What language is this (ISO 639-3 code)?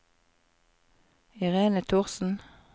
nor